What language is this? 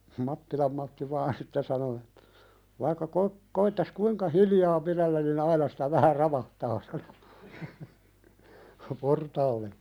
Finnish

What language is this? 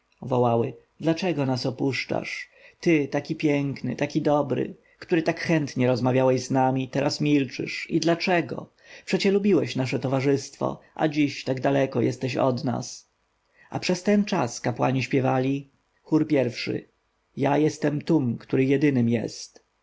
Polish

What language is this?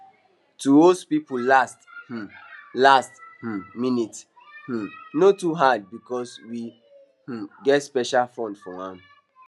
Nigerian Pidgin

